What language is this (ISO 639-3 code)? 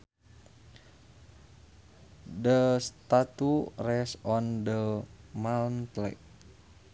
sun